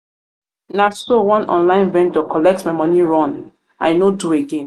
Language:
Nigerian Pidgin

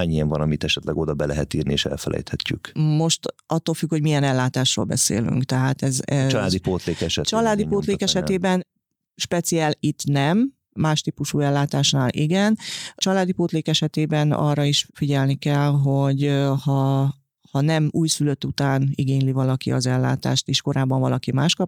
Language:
Hungarian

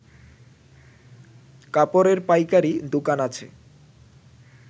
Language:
Bangla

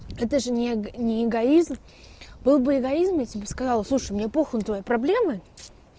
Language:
Russian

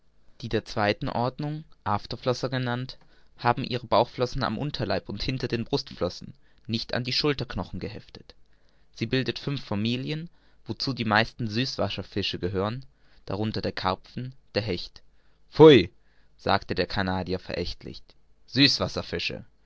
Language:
German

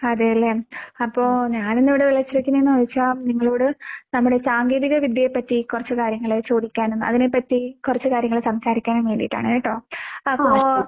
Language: Malayalam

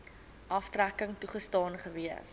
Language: Afrikaans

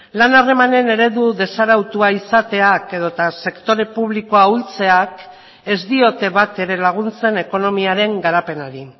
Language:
Basque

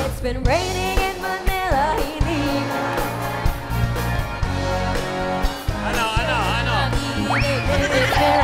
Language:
Filipino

